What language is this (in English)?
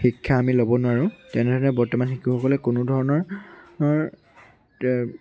Assamese